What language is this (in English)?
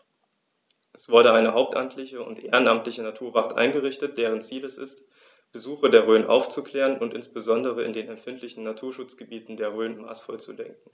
German